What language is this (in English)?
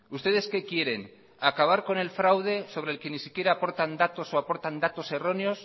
Spanish